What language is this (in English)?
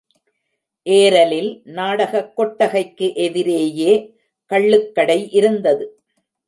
Tamil